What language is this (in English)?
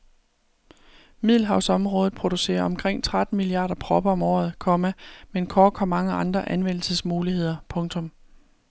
Danish